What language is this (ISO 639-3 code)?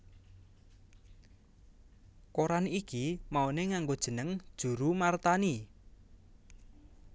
jav